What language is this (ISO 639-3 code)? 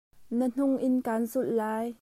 cnh